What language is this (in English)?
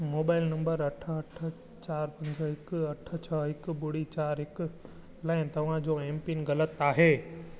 Sindhi